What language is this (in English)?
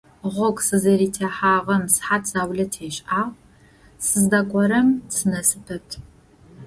Adyghe